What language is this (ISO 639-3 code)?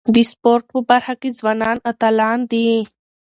pus